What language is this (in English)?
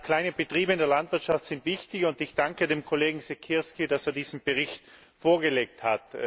German